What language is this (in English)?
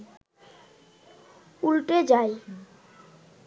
Bangla